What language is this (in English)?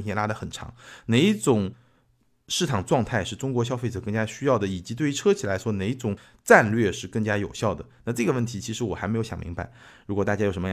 Chinese